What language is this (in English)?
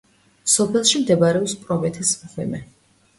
Georgian